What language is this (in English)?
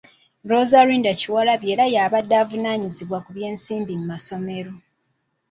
Ganda